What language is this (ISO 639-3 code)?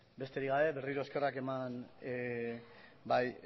eus